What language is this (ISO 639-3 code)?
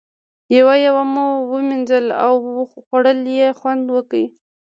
pus